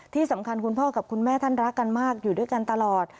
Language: Thai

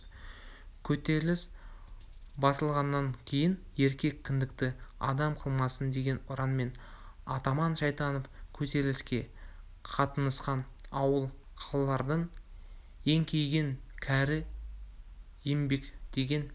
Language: Kazakh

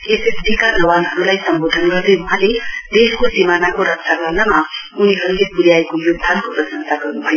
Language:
Nepali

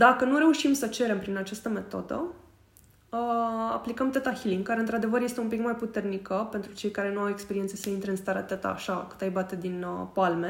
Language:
Romanian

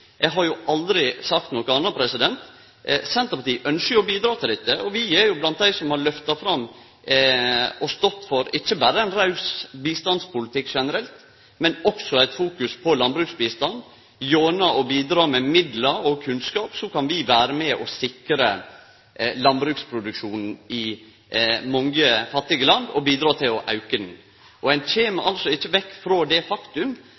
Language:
Norwegian Nynorsk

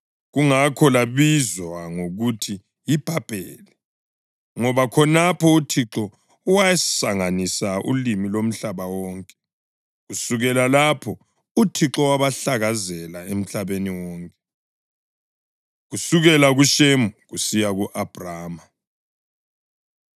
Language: North Ndebele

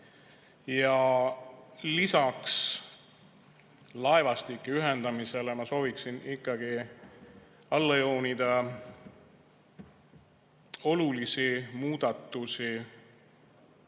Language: Estonian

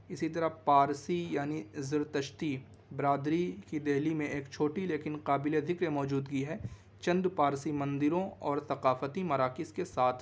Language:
Urdu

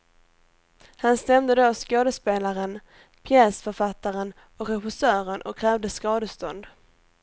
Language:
Swedish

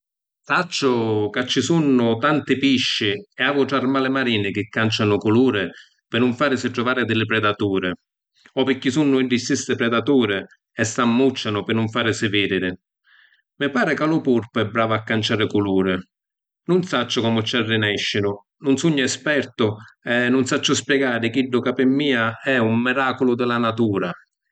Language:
Sicilian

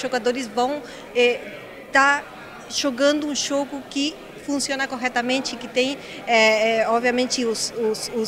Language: Portuguese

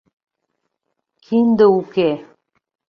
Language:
Mari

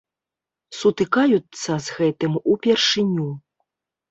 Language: Belarusian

